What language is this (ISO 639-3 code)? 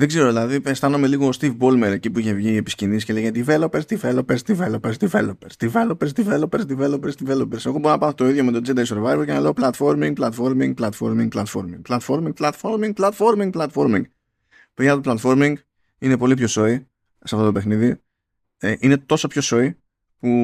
ell